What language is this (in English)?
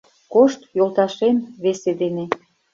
Mari